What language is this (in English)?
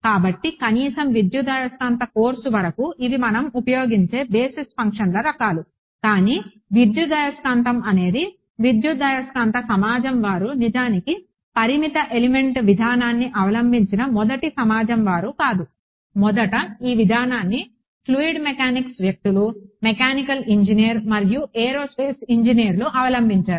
Telugu